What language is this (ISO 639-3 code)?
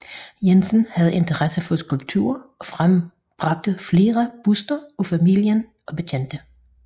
dan